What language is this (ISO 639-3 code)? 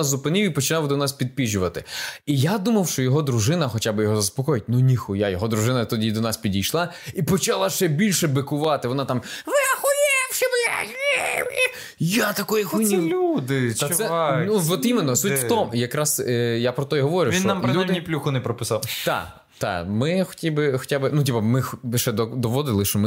ukr